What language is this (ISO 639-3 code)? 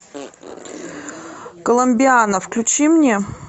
rus